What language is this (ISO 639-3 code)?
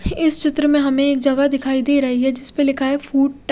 hin